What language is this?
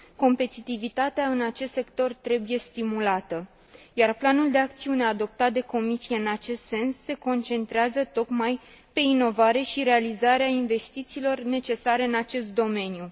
Romanian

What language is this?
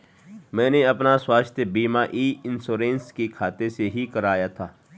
Hindi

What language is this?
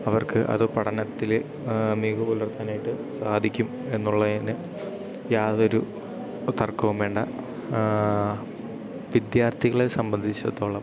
Malayalam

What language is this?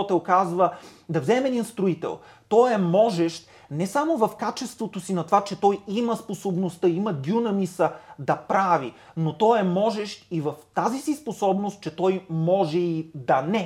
Bulgarian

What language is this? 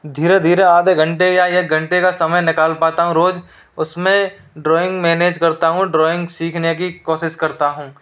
Hindi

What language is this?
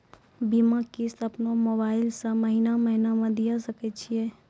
Maithili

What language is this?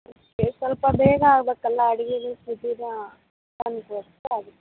Kannada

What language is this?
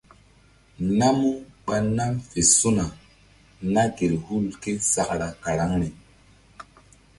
Mbum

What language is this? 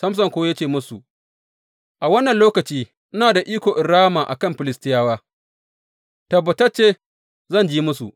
Hausa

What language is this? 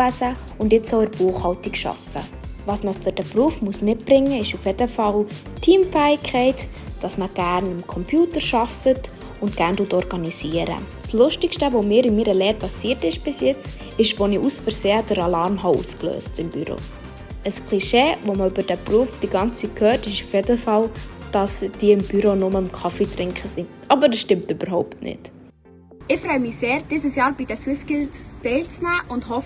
German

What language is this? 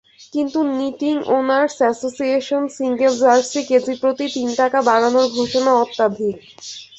Bangla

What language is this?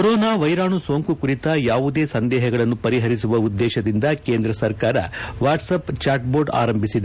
Kannada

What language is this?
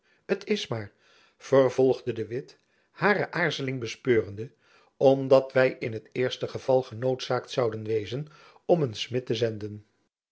Dutch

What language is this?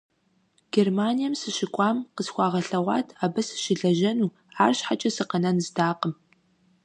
Kabardian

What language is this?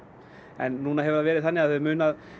Icelandic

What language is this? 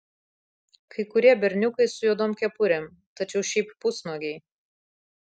Lithuanian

